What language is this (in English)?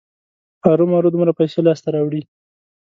Pashto